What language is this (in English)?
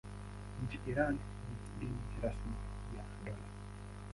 Swahili